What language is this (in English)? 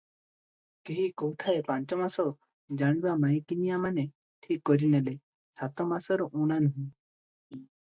Odia